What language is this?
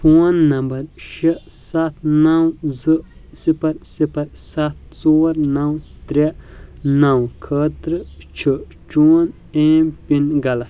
Kashmiri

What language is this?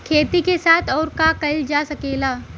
Bhojpuri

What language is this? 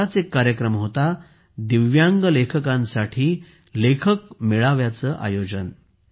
Marathi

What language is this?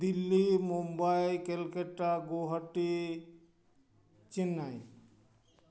Santali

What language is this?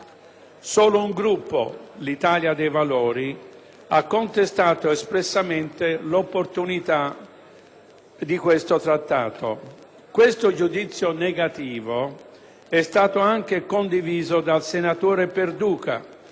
Italian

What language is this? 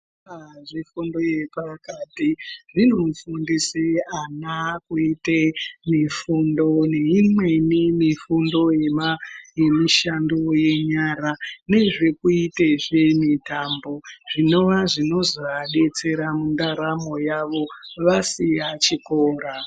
Ndau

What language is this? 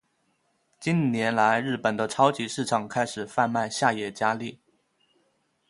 Chinese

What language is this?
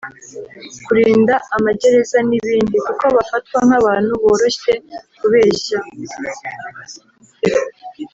Kinyarwanda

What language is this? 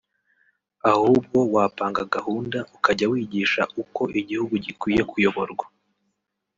Kinyarwanda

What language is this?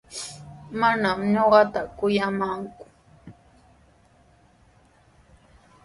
Sihuas Ancash Quechua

